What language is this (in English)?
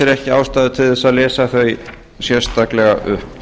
Icelandic